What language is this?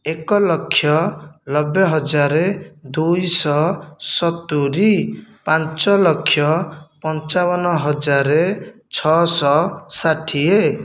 Odia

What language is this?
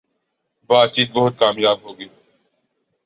Urdu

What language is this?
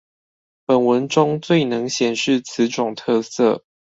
Chinese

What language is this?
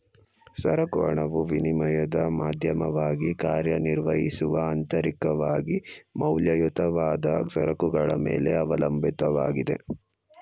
Kannada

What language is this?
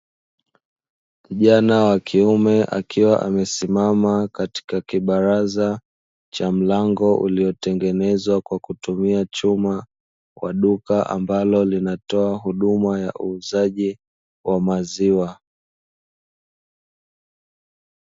Swahili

